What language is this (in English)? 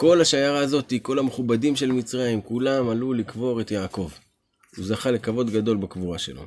Hebrew